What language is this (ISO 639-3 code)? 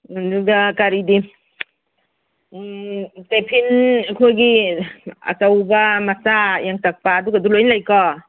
mni